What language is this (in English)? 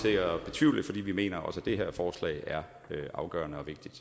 Danish